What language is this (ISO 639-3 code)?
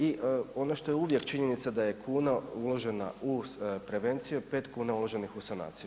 hrv